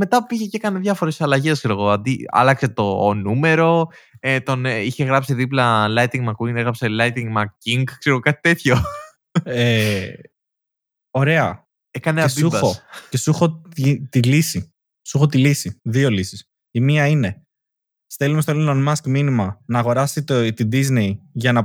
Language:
Greek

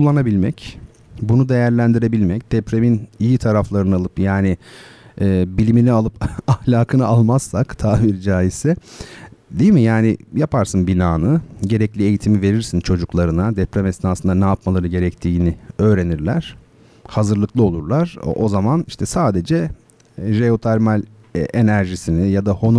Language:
Turkish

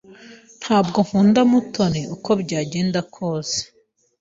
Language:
Kinyarwanda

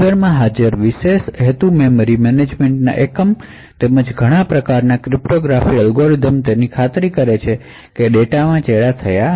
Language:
Gujarati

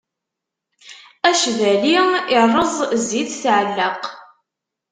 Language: Kabyle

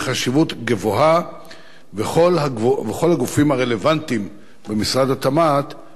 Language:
Hebrew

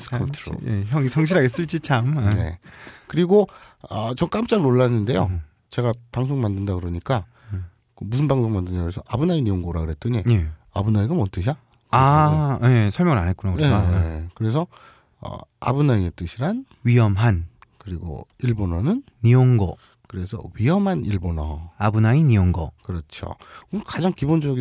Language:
Korean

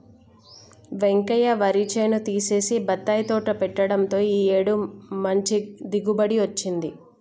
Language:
Telugu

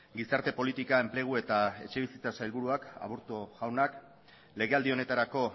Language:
Basque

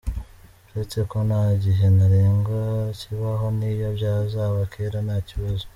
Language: Kinyarwanda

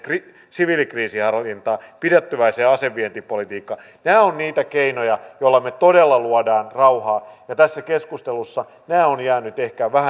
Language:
Finnish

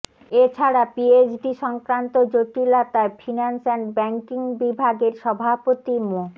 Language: Bangla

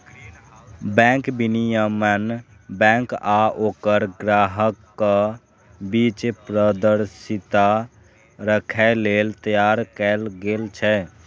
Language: Maithili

